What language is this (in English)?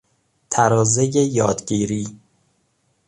Persian